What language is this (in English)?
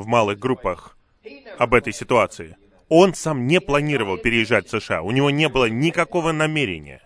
Russian